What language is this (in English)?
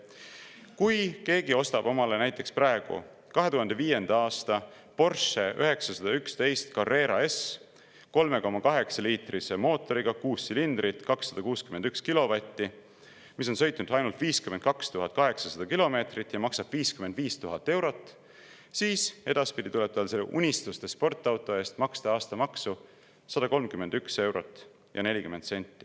Estonian